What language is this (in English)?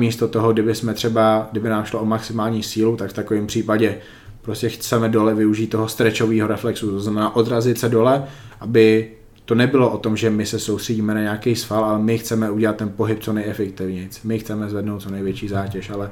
Czech